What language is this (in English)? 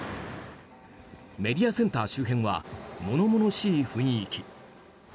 Japanese